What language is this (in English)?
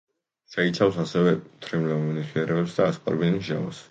Georgian